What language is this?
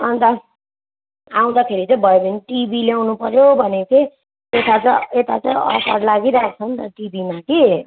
Nepali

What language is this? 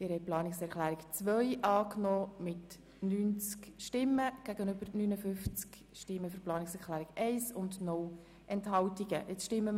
Swiss German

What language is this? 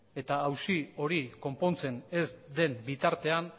Basque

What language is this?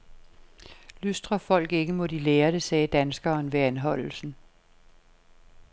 Danish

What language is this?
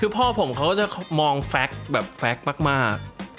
Thai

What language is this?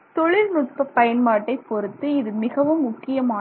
Tamil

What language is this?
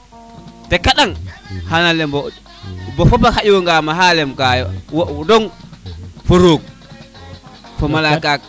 Serer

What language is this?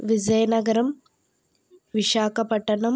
Telugu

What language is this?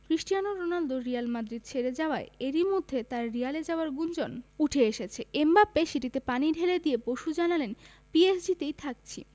Bangla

